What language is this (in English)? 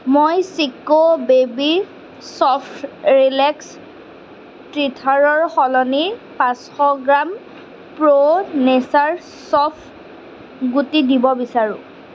Assamese